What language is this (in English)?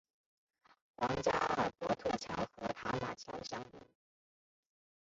Chinese